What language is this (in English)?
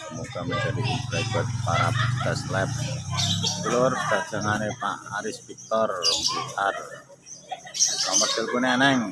Indonesian